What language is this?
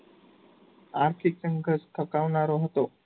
Gujarati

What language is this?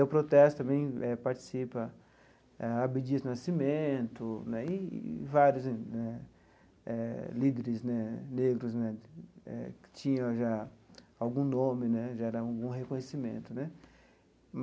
Portuguese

